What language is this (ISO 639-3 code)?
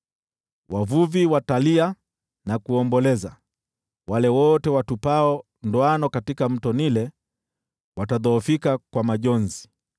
swa